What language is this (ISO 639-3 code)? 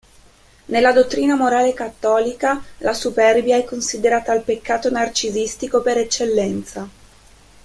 ita